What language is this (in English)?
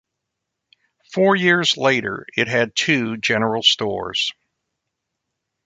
English